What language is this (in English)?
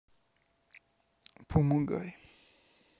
Russian